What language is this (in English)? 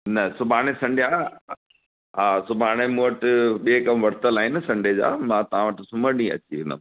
Sindhi